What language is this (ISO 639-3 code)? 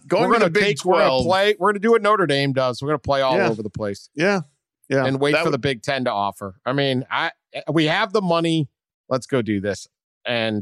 eng